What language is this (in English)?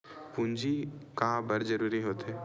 Chhattisgarhi